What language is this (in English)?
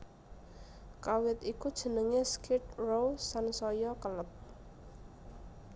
Javanese